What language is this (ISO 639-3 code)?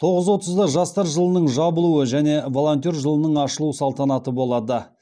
kaz